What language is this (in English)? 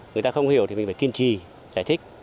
Vietnamese